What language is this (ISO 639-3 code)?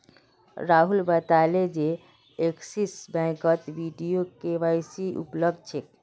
mag